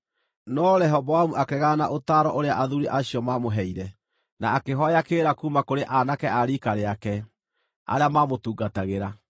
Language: Kikuyu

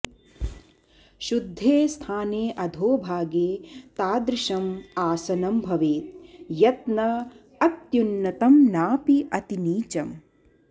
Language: Sanskrit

